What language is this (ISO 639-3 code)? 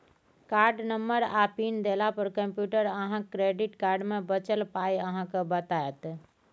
mai